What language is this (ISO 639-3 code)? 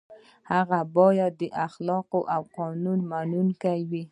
pus